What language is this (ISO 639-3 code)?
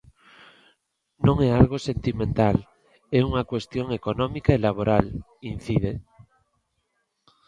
glg